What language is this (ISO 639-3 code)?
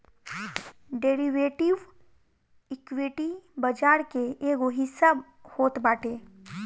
bho